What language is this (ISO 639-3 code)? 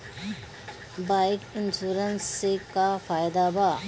bho